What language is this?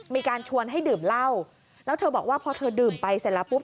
Thai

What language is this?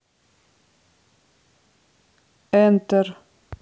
Russian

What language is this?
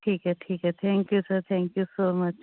Punjabi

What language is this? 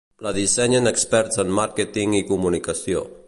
Catalan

